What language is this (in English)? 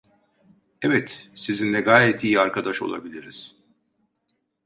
Turkish